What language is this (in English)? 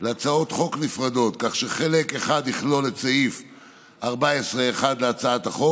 Hebrew